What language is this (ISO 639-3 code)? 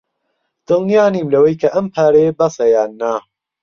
ckb